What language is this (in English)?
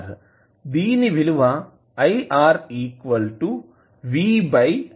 Telugu